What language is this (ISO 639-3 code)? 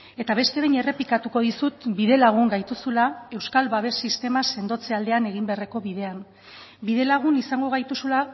eus